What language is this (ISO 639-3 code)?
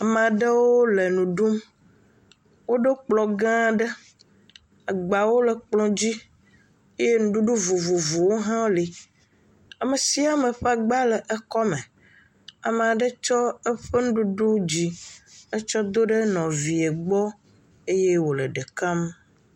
ewe